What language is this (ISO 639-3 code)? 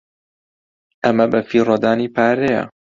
ckb